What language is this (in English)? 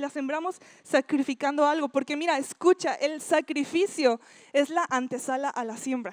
Spanish